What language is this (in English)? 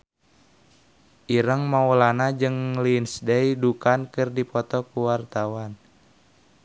Sundanese